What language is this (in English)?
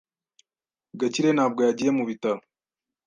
Kinyarwanda